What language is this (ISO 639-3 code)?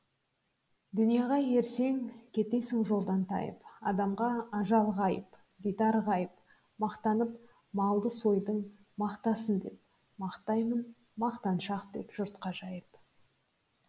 kaz